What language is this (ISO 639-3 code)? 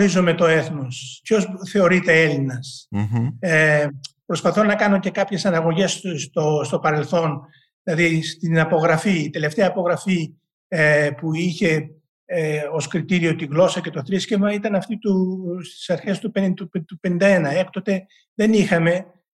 ell